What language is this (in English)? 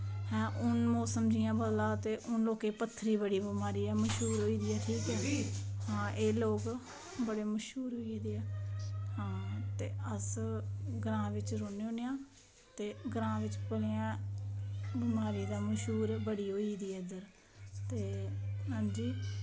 Dogri